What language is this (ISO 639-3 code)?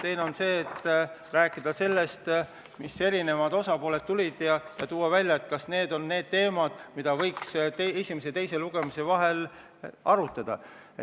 est